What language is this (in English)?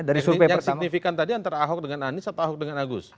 Indonesian